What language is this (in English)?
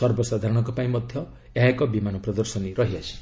Odia